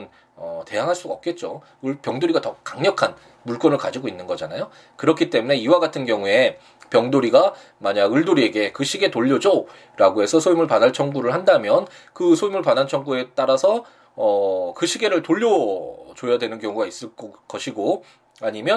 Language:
Korean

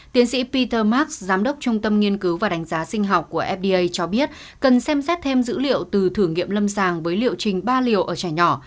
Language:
Vietnamese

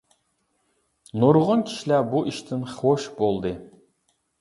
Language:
Uyghur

